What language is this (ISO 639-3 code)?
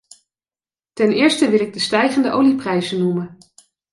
nld